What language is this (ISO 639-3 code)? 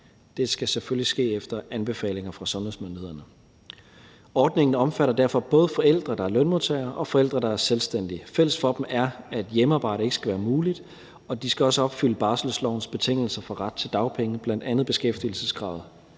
dan